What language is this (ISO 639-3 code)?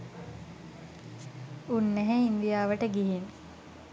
sin